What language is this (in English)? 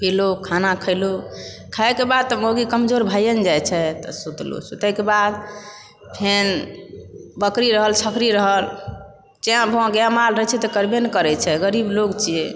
Maithili